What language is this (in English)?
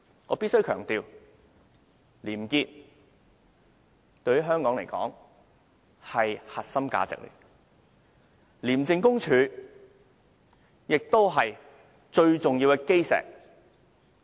Cantonese